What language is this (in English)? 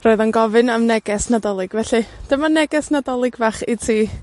Welsh